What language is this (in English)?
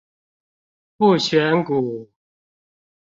Chinese